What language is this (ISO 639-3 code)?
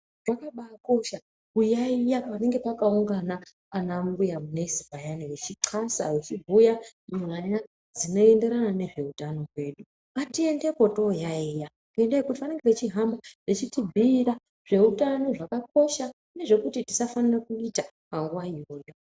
ndc